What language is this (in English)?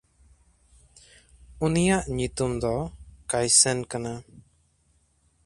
Santali